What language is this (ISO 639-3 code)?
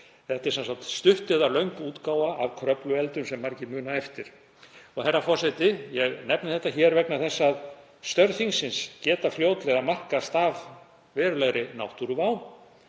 isl